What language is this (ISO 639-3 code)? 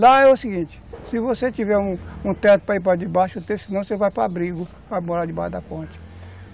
por